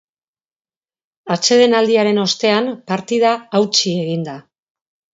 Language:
Basque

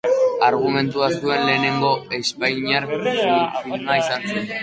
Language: Basque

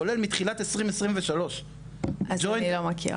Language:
Hebrew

